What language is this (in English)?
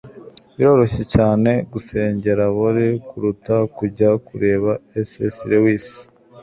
Kinyarwanda